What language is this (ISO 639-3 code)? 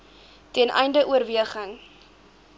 afr